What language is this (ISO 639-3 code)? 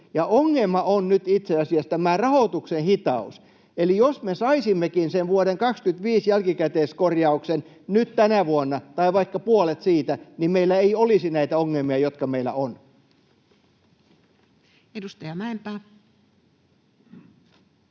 fin